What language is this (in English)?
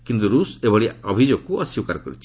Odia